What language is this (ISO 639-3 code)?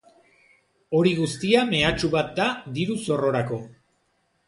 eus